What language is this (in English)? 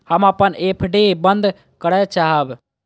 Maithili